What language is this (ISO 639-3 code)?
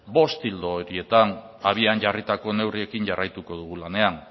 eus